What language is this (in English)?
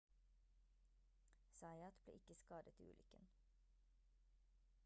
Norwegian Bokmål